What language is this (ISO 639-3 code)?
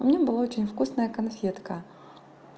rus